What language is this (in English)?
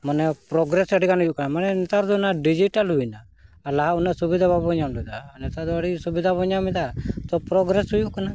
Santali